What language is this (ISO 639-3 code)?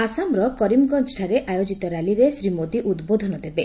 ori